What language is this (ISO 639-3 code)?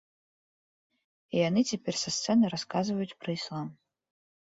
bel